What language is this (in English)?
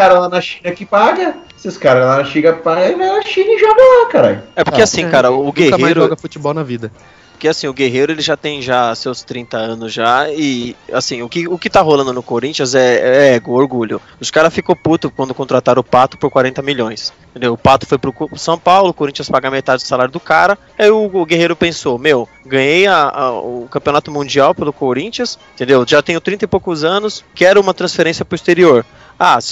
Portuguese